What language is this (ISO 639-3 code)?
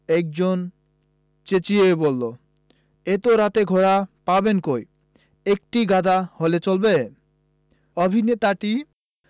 ben